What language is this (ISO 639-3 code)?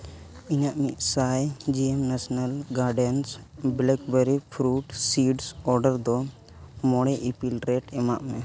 sat